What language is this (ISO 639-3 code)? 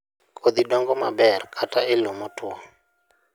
luo